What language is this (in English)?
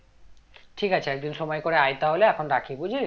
Bangla